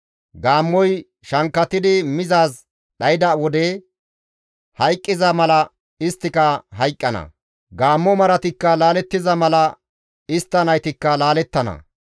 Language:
Gamo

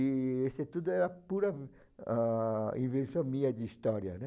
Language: Portuguese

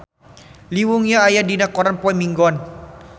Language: Sundanese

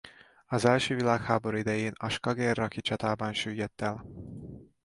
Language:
Hungarian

